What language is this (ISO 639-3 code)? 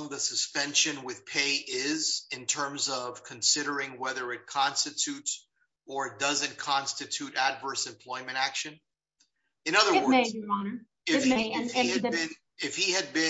eng